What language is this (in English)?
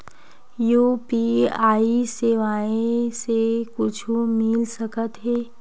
Chhattisgarhi